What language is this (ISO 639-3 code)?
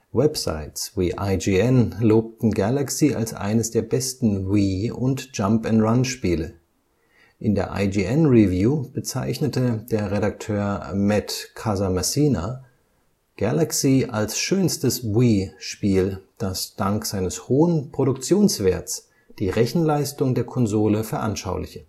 deu